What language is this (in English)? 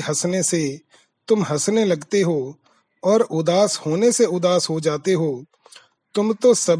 Hindi